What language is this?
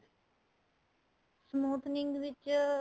Punjabi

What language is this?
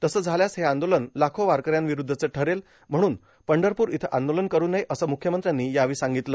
Marathi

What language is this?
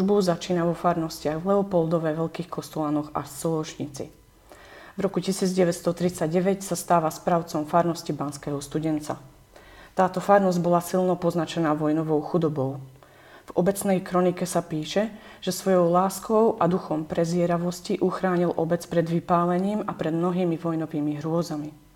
Slovak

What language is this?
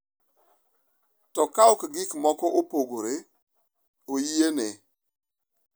Luo (Kenya and Tanzania)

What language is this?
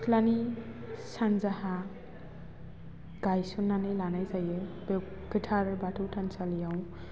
Bodo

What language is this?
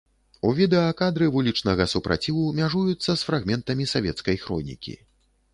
Belarusian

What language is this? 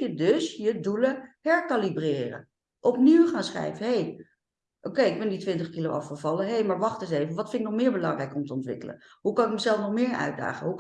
Dutch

